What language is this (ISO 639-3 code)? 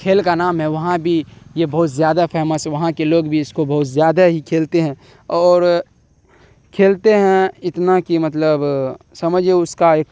urd